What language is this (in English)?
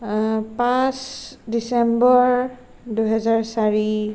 Assamese